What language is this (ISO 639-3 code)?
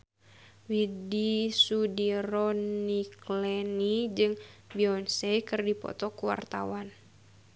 sun